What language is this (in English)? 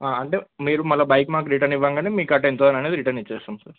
Telugu